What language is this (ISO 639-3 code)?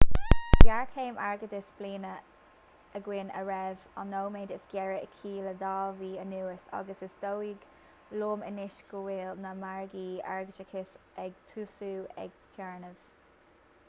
gle